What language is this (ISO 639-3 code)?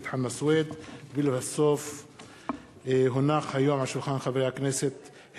heb